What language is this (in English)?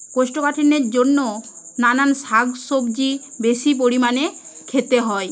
Bangla